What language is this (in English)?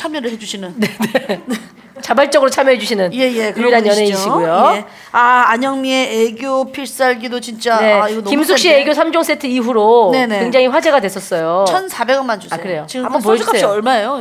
Korean